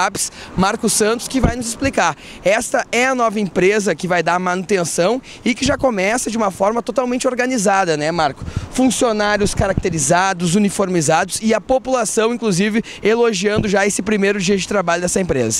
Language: Portuguese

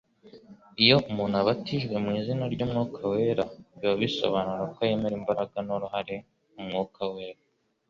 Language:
Kinyarwanda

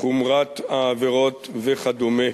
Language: Hebrew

